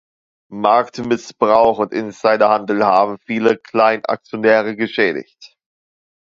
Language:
German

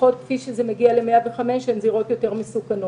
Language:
Hebrew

